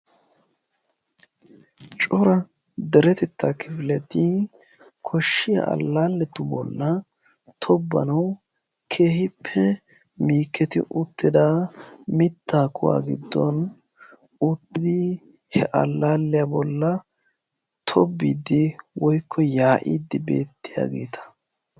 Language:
Wolaytta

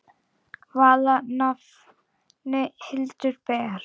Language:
Icelandic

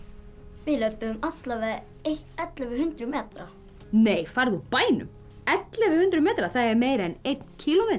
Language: Icelandic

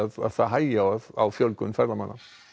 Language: Icelandic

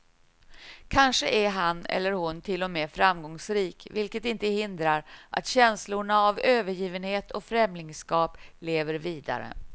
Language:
Swedish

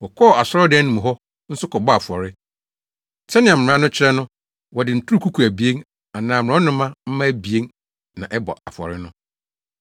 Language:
Akan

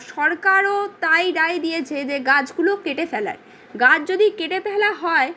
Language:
Bangla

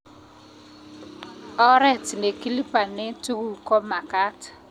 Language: Kalenjin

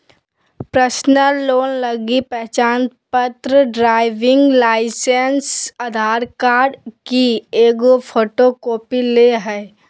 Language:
Magahi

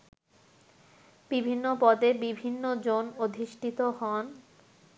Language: Bangla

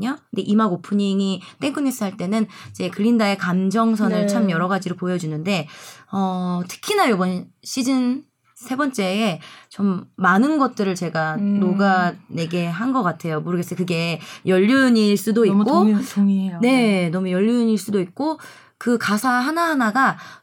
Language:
Korean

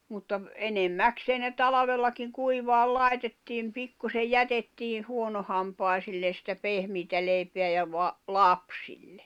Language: Finnish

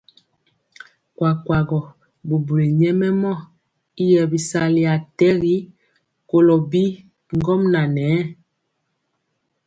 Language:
Mpiemo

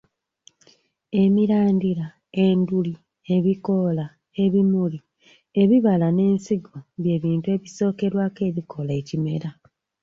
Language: Ganda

